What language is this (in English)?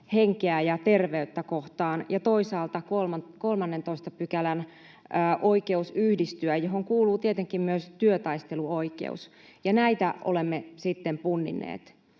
Finnish